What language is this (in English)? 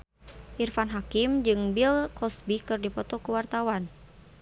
Sundanese